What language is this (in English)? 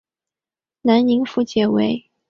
Chinese